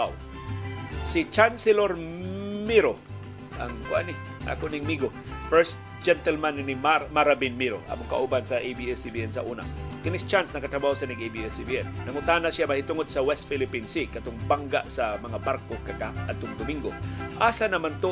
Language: Filipino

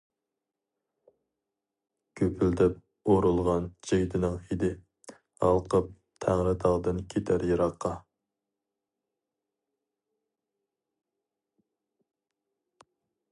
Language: Uyghur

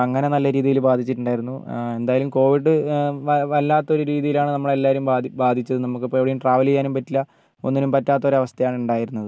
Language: Malayalam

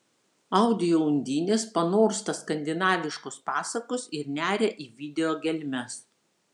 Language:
Lithuanian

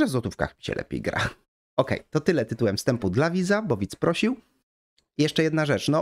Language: Polish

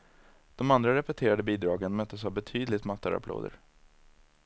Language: Swedish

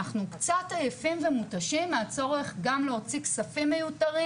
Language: Hebrew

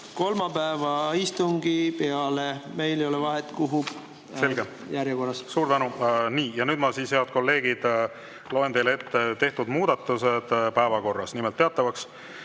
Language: Estonian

